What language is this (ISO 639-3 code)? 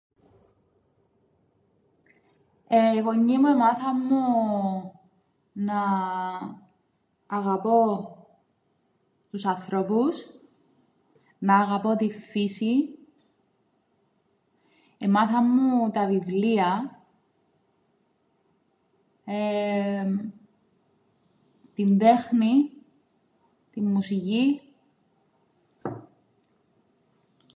ell